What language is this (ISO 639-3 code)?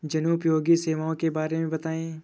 hin